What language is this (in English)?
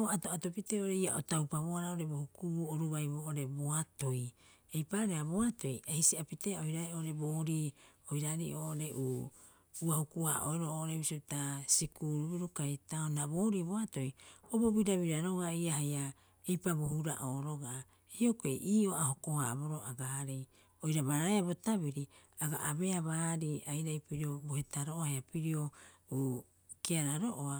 Rapoisi